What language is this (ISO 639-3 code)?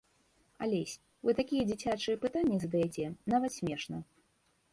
bel